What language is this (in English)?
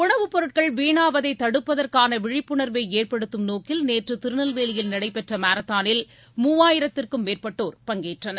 Tamil